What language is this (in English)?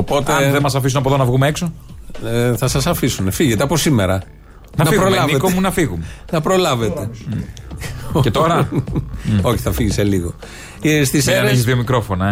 Greek